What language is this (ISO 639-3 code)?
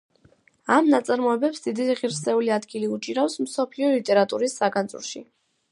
kat